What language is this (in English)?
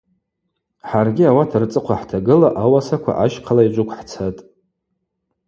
Abaza